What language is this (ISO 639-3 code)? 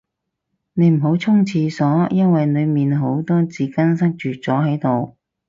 yue